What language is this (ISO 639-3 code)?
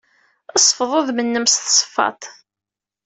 kab